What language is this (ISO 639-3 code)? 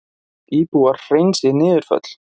isl